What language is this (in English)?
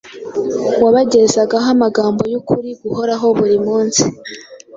Kinyarwanda